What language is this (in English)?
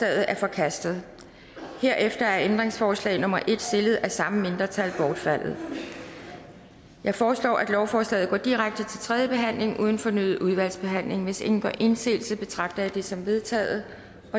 Danish